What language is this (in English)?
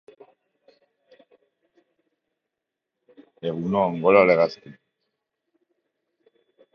Basque